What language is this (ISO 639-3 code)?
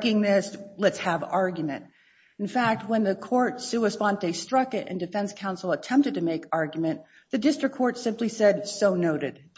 eng